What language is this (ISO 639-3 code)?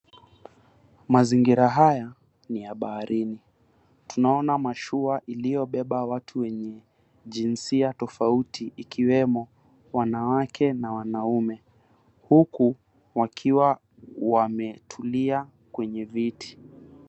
swa